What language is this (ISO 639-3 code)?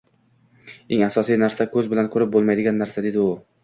uzb